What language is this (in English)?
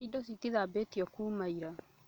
Kikuyu